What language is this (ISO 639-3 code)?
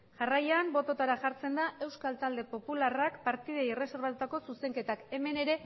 eus